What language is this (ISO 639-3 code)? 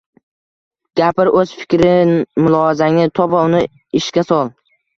uzb